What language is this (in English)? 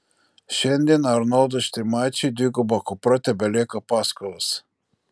Lithuanian